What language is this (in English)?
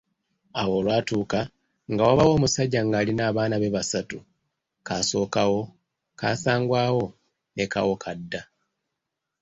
Ganda